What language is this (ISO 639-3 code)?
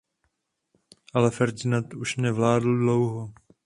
ces